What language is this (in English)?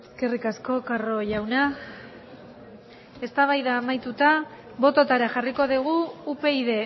Basque